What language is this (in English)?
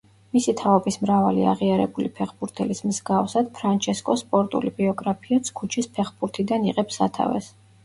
Georgian